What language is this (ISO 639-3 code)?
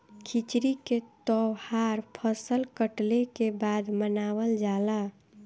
bho